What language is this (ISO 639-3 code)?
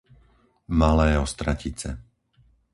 slk